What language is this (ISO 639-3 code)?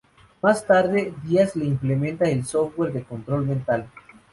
spa